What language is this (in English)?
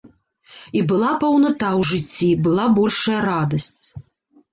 Belarusian